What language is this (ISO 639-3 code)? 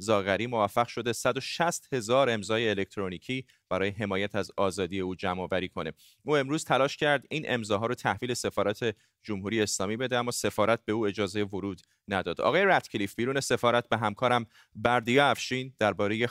fas